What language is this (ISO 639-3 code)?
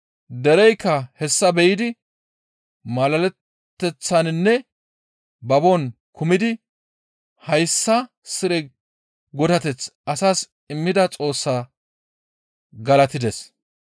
gmv